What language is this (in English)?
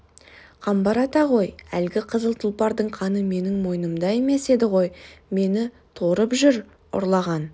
Kazakh